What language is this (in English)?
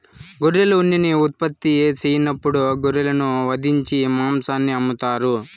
Telugu